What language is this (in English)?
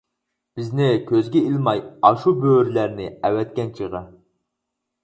Uyghur